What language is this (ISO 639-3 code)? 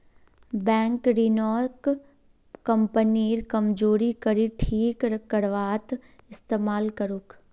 mag